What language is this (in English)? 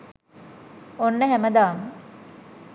Sinhala